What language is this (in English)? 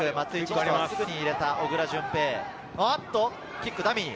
Japanese